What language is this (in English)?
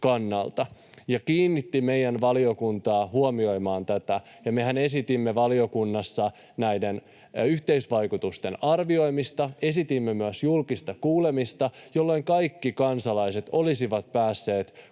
Finnish